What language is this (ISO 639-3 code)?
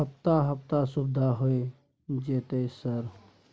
mai